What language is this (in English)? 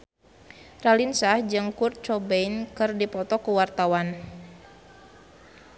Sundanese